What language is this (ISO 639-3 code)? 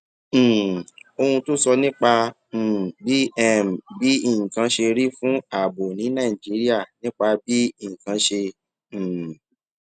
yor